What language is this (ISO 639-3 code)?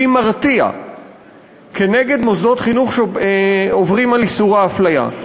heb